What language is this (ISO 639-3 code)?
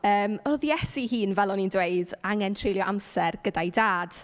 cym